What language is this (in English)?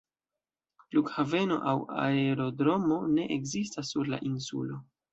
Esperanto